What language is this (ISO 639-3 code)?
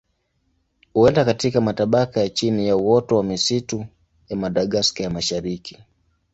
swa